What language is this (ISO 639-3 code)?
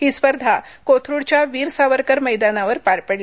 mar